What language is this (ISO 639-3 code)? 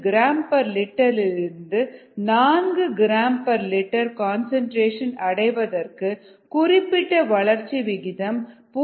tam